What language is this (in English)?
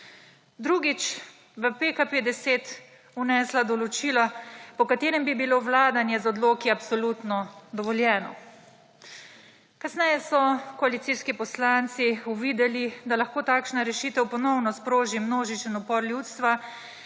Slovenian